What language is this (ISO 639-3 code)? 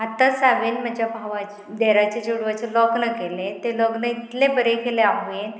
kok